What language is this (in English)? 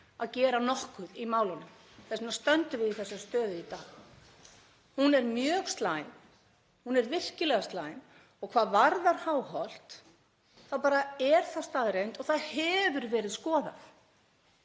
Icelandic